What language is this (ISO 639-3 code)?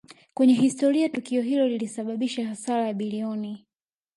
swa